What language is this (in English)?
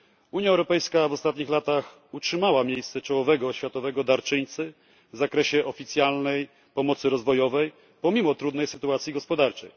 Polish